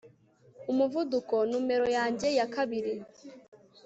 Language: Kinyarwanda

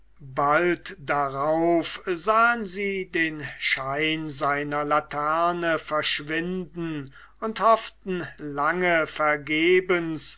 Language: German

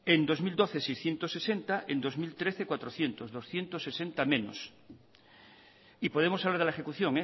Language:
Spanish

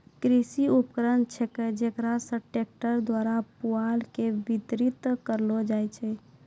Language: Maithili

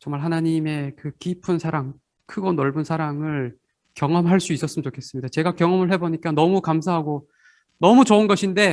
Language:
Korean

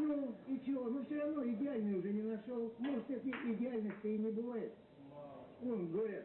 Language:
Russian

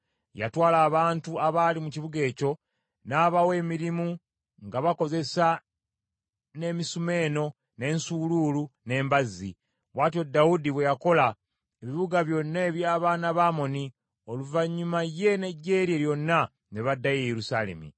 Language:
Ganda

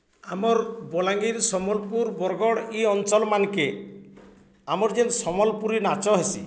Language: Odia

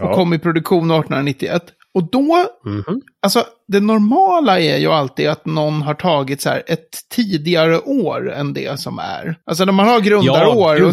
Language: Swedish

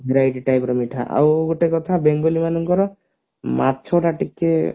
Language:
Odia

